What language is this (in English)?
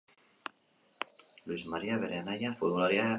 Basque